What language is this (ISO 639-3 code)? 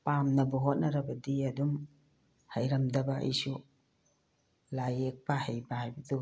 mni